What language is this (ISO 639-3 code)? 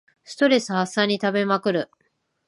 jpn